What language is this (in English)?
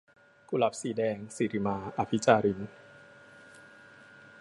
Thai